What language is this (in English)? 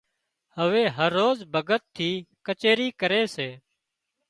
Wadiyara Koli